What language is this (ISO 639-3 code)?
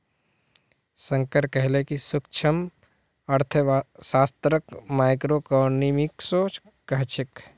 mag